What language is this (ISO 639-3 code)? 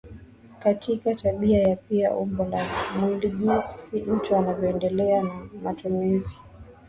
swa